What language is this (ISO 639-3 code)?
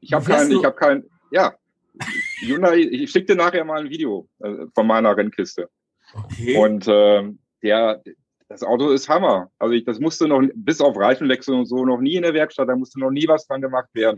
deu